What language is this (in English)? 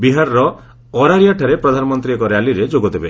Odia